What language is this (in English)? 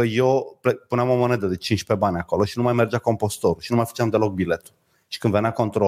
Romanian